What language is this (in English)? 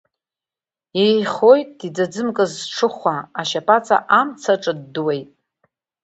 Abkhazian